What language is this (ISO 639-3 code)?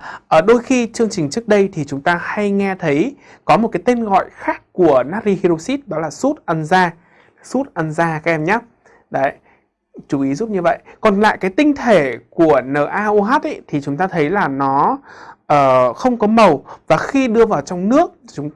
vie